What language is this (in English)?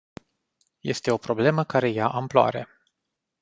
Romanian